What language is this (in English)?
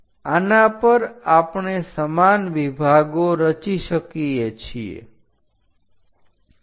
Gujarati